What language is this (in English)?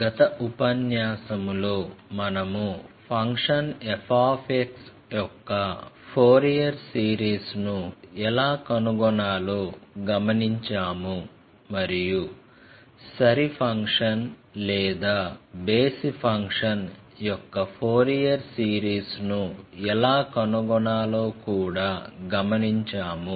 Telugu